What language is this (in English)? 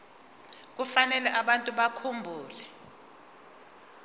Zulu